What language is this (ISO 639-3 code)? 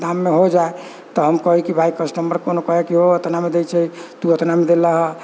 mai